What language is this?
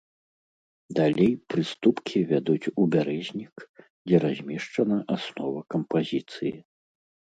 Belarusian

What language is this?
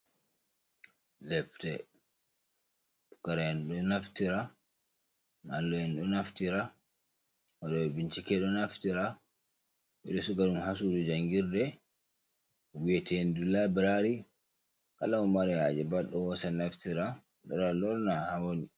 Fula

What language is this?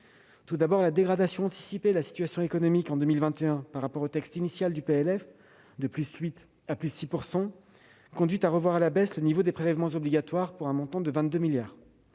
French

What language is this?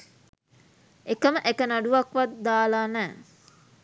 Sinhala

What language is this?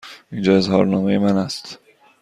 Persian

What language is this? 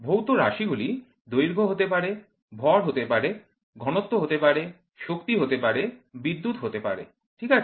Bangla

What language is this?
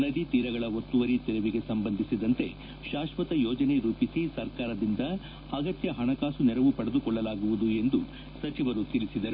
Kannada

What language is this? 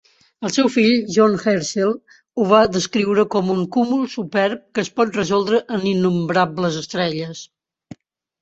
Catalan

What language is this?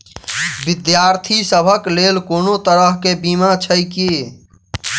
Maithili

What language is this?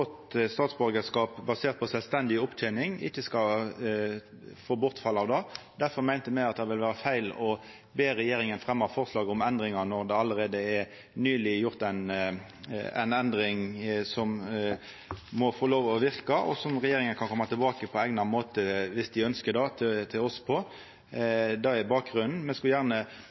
Norwegian Nynorsk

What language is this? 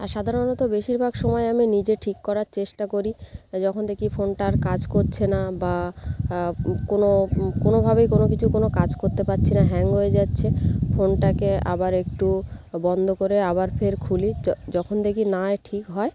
Bangla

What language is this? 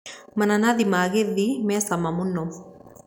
Kikuyu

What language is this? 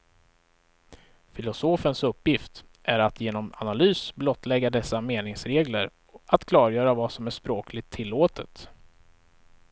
Swedish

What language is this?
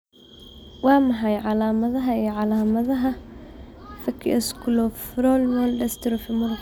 Somali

